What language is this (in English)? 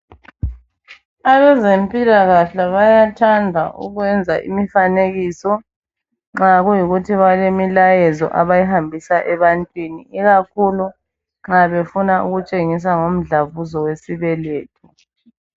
North Ndebele